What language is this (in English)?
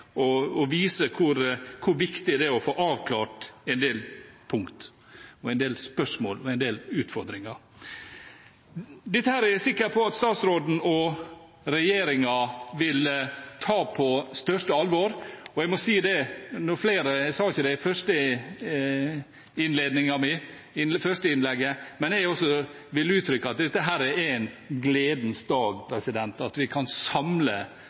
Norwegian Bokmål